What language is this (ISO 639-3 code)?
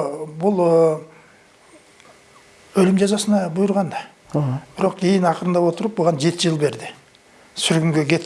tur